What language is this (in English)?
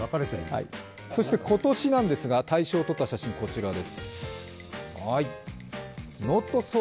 Japanese